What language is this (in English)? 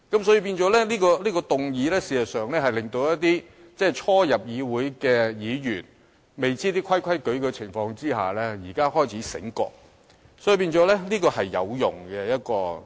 Cantonese